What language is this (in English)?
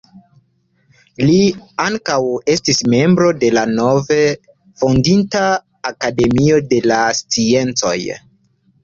Esperanto